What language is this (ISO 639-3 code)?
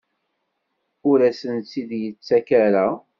kab